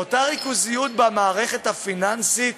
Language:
Hebrew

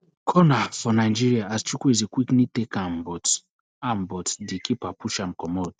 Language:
Nigerian Pidgin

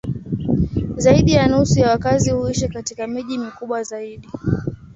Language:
Swahili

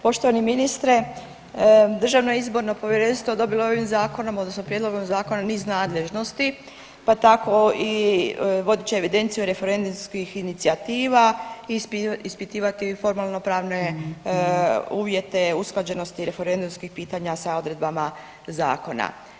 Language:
Croatian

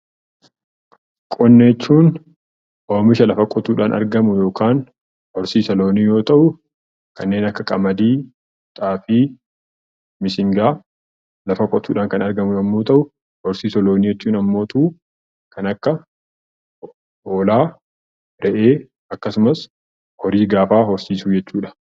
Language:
Oromo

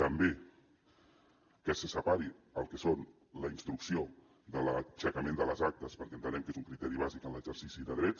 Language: Catalan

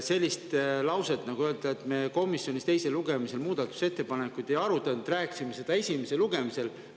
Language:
Estonian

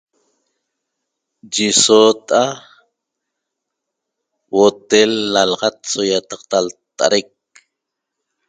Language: Toba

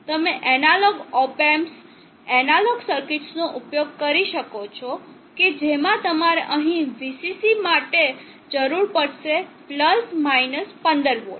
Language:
Gujarati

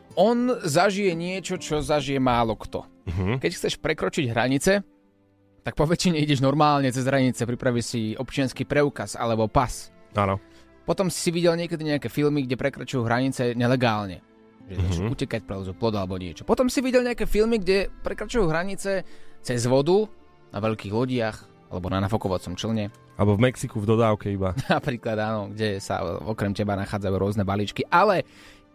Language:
Slovak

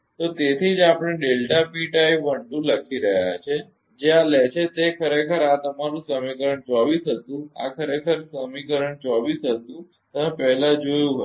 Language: Gujarati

